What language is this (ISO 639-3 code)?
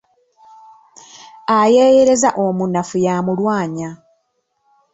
lug